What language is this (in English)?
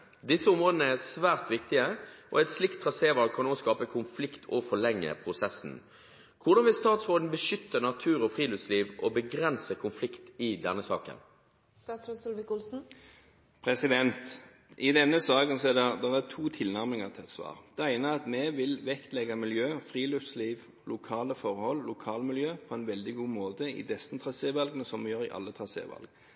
Norwegian Bokmål